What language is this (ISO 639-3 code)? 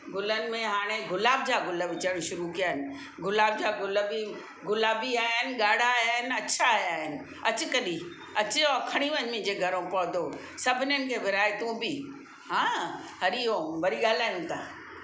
snd